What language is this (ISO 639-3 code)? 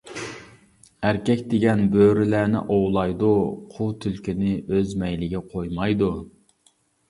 uig